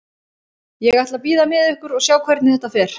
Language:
Icelandic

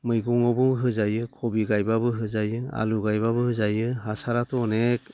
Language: Bodo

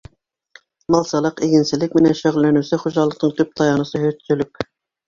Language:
Bashkir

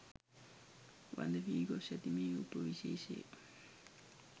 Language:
Sinhala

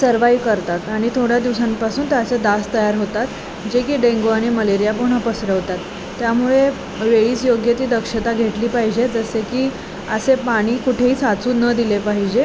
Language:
Marathi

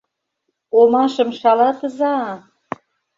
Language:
Mari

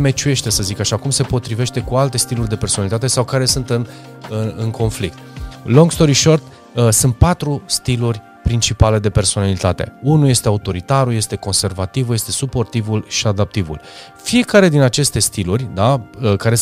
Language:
Romanian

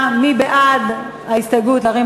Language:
Hebrew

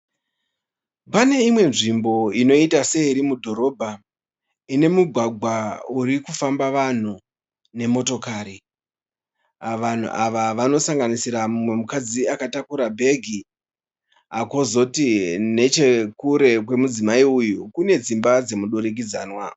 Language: Shona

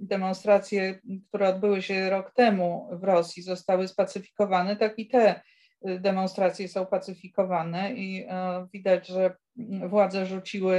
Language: Polish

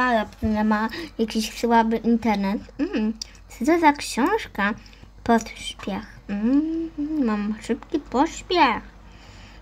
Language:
Polish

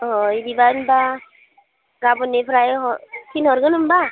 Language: Bodo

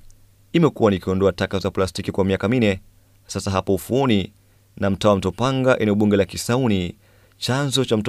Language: Swahili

